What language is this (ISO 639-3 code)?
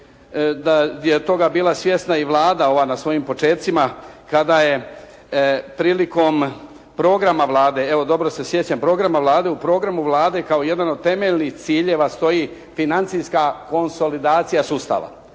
hrv